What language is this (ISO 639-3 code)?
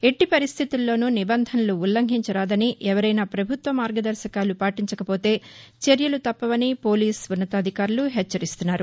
tel